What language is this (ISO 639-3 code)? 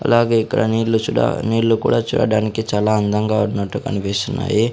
tel